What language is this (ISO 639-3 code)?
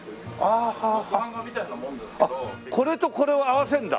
jpn